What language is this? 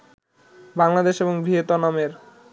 Bangla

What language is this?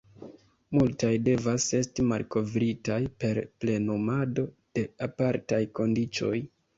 Esperanto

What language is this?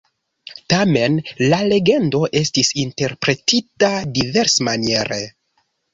Esperanto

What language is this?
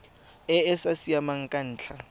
Tswana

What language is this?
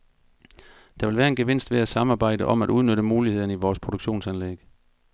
Danish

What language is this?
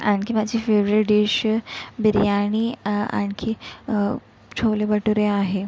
Marathi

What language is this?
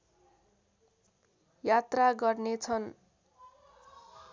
Nepali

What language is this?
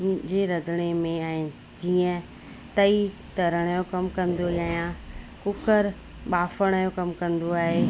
Sindhi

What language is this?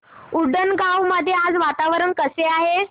Marathi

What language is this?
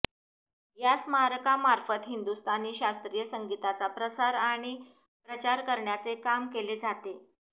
Marathi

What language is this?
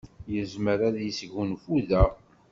Kabyle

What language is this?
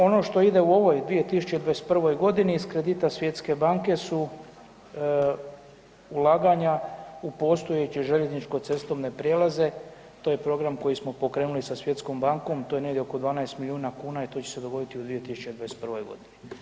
Croatian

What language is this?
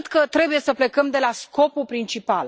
Romanian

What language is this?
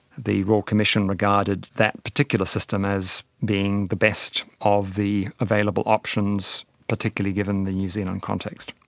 English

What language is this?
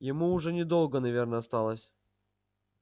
Russian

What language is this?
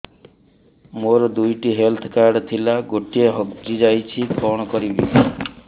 Odia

